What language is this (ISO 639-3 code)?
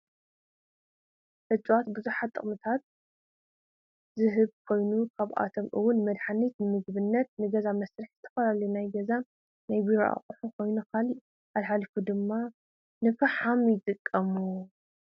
tir